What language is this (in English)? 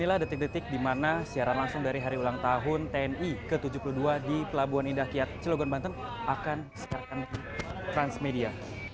Indonesian